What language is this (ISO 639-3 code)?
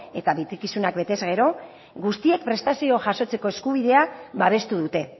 eus